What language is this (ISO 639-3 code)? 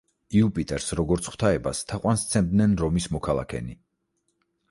kat